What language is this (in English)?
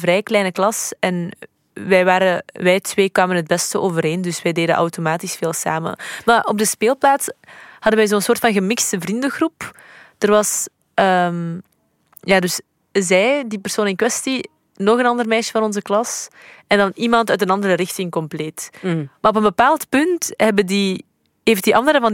Dutch